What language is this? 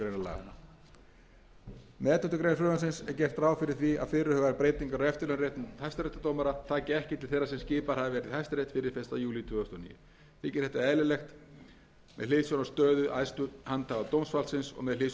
Icelandic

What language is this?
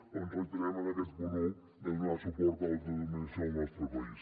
Catalan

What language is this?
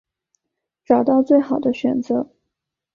Chinese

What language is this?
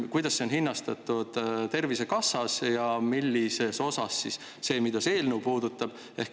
Estonian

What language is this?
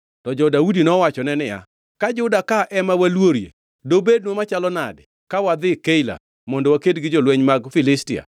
Luo (Kenya and Tanzania)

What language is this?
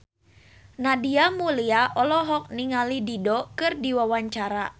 Sundanese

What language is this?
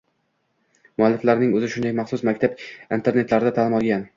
Uzbek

